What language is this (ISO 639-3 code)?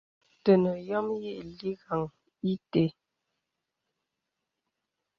beb